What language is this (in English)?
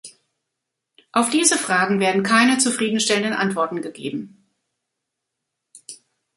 German